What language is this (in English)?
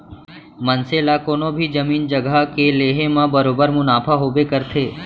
Chhattisgarhi